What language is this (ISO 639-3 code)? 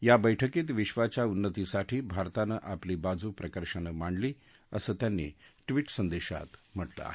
mar